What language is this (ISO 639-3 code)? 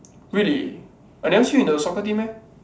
eng